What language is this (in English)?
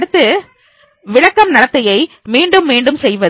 Tamil